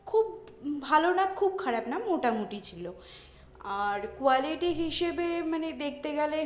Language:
Bangla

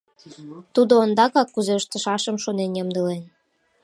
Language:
Mari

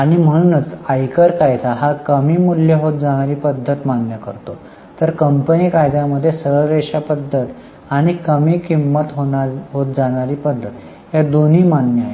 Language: Marathi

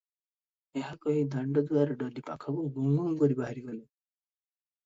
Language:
Odia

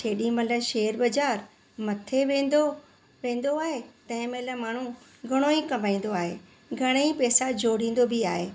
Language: Sindhi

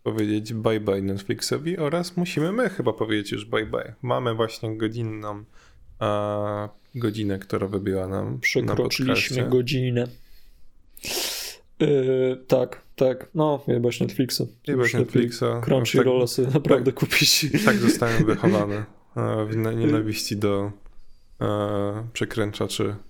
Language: Polish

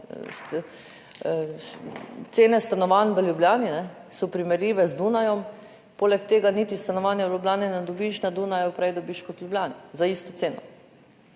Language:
Slovenian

